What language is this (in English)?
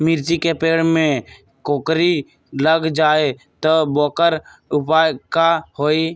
Magahi